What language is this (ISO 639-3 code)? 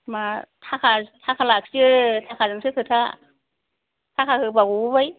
brx